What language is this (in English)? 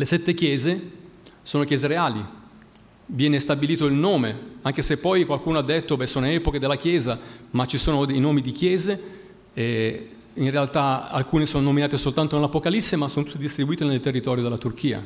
Italian